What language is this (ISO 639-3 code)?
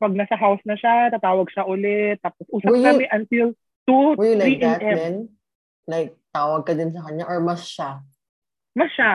fil